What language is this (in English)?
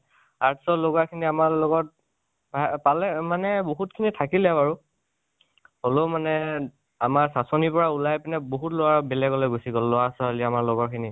Assamese